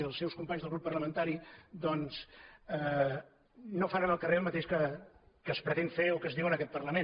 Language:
Catalan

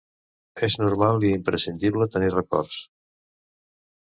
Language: Catalan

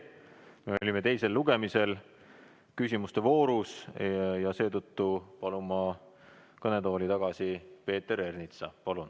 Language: Estonian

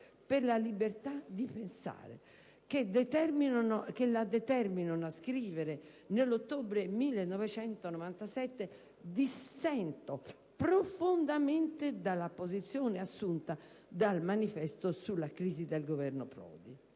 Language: Italian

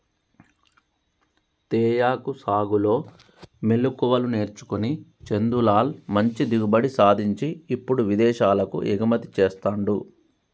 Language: Telugu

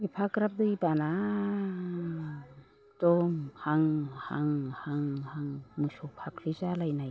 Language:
Bodo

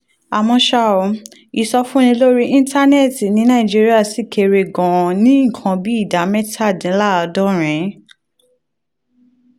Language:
Yoruba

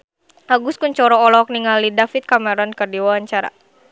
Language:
Sundanese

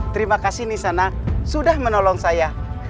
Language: Indonesian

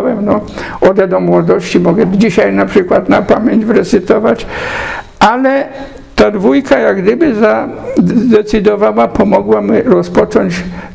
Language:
Polish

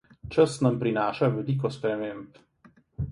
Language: Slovenian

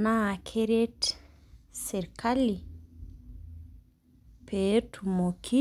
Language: Masai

